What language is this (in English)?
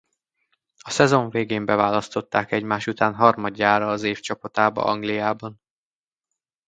Hungarian